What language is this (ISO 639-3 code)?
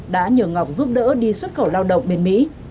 vie